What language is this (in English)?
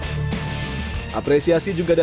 Indonesian